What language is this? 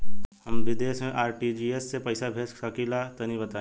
Bhojpuri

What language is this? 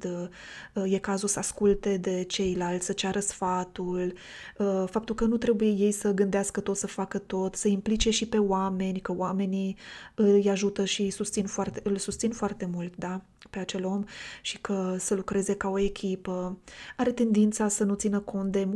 Romanian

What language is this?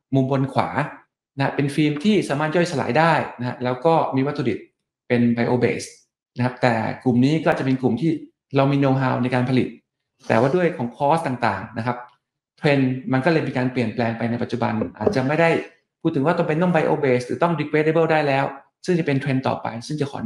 Thai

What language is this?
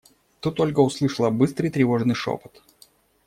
Russian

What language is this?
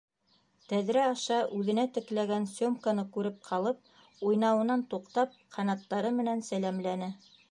Bashkir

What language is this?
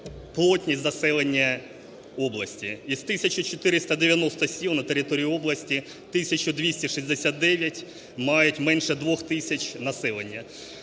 Ukrainian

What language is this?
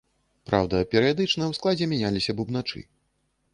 Belarusian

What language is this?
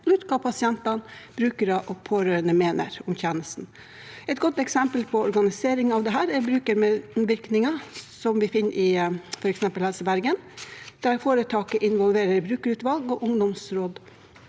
Norwegian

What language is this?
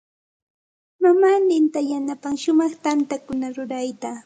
Santa Ana de Tusi Pasco Quechua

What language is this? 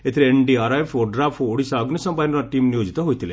Odia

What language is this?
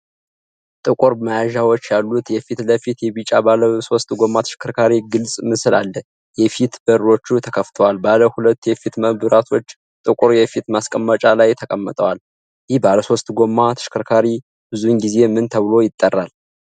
Amharic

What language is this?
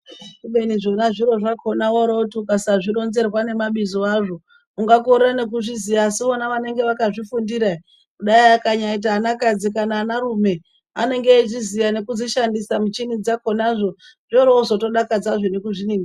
Ndau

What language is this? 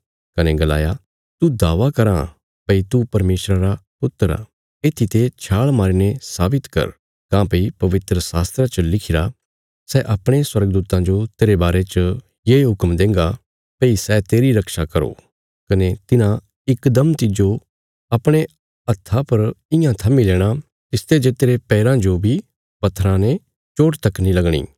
Bilaspuri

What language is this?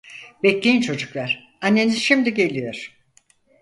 Turkish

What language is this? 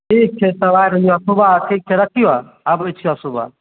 Maithili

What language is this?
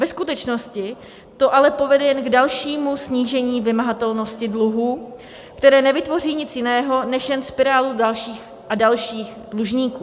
Czech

